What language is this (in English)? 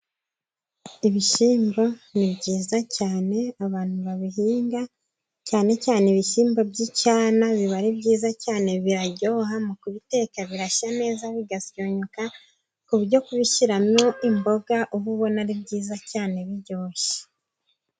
Kinyarwanda